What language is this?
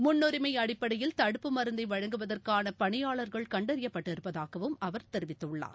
Tamil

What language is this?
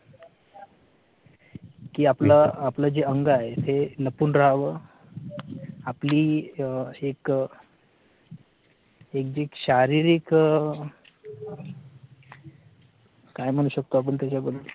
Marathi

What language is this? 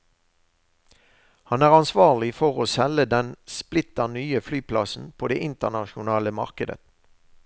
Norwegian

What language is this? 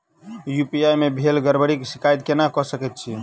Maithili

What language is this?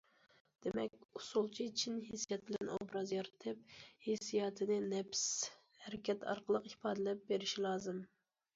Uyghur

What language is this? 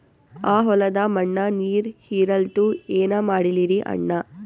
Kannada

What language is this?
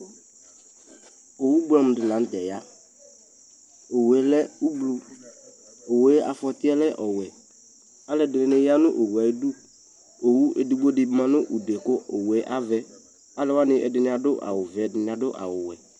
Ikposo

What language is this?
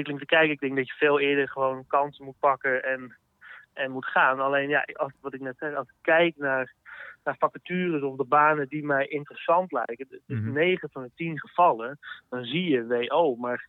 Dutch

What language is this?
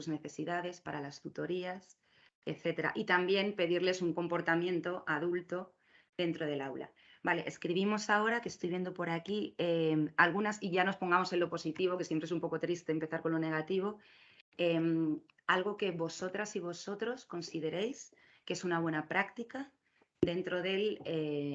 Spanish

